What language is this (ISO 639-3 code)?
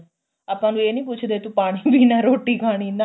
pan